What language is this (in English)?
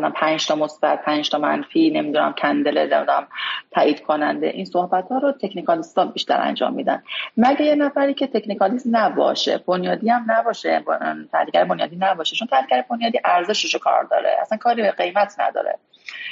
Persian